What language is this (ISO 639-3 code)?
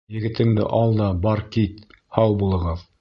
bak